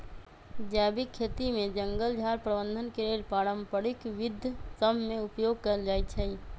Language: Magahi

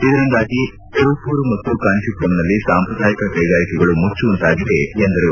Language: Kannada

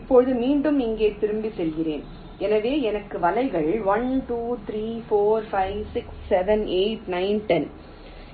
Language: Tamil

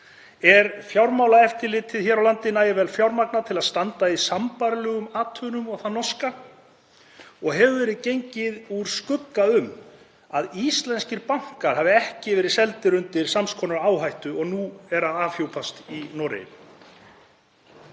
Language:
Icelandic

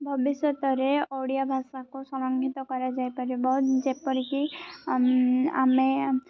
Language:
Odia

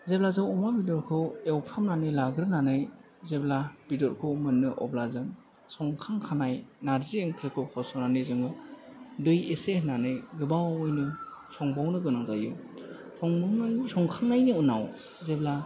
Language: Bodo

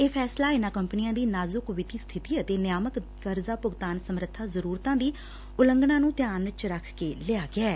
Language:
Punjabi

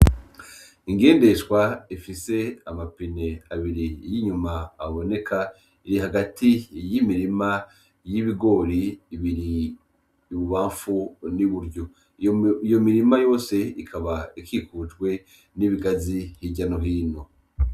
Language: Rundi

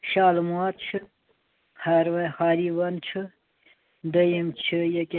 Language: Kashmiri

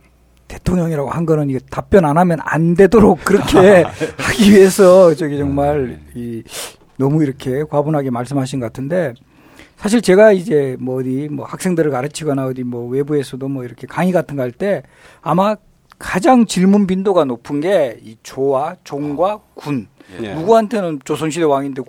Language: Korean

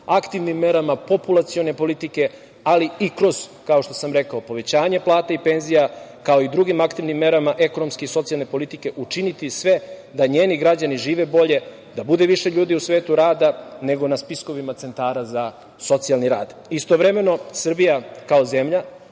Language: Serbian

